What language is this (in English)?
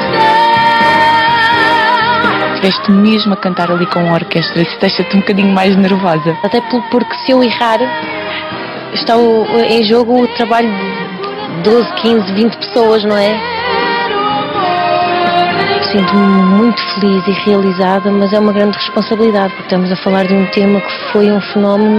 Portuguese